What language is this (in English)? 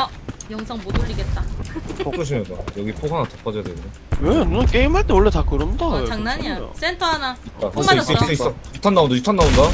Korean